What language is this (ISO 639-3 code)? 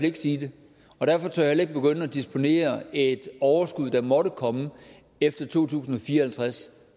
dan